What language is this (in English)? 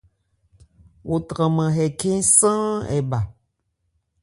Ebrié